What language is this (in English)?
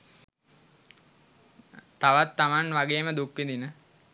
Sinhala